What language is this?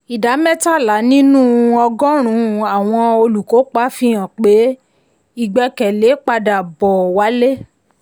Yoruba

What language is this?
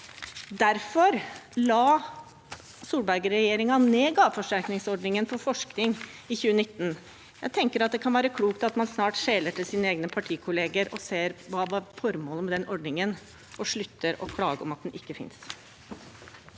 Norwegian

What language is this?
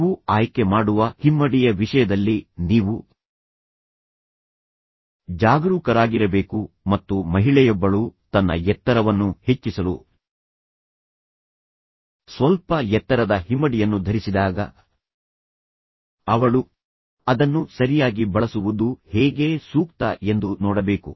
Kannada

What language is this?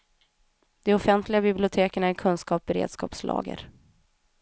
Swedish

